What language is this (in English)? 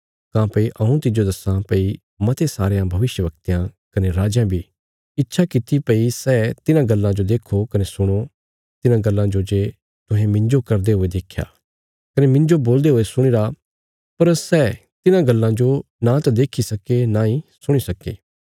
Bilaspuri